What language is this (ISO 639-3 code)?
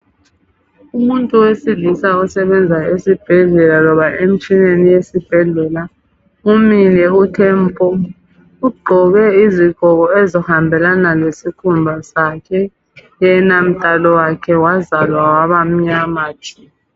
nde